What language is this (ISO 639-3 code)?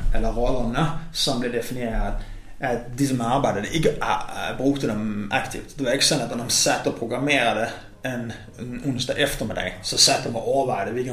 dan